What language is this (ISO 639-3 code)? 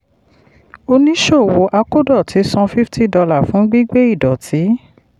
yor